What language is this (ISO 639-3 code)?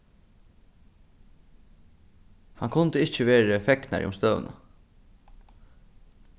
fao